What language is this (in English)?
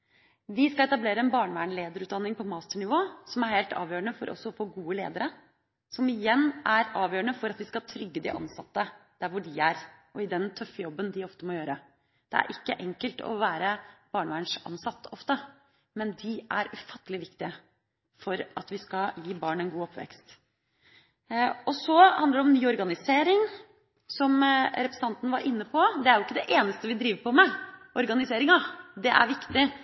Norwegian Bokmål